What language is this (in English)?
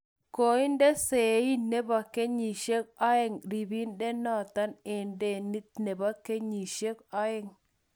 Kalenjin